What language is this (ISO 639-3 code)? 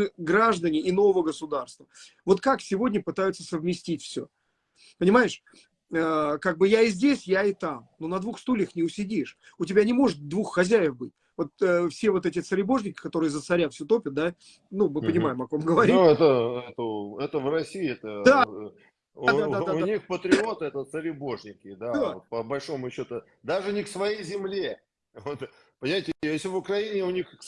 rus